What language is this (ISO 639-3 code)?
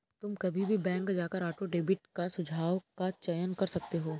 hin